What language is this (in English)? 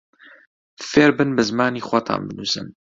Central Kurdish